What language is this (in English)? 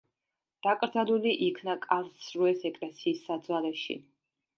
Georgian